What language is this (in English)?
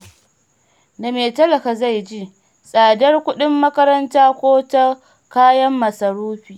Hausa